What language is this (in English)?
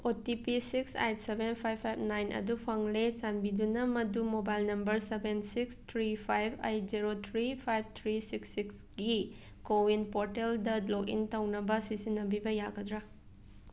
Manipuri